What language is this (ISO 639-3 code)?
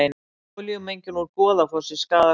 isl